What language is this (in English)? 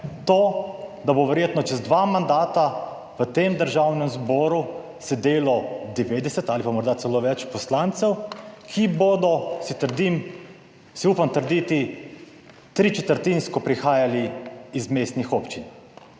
Slovenian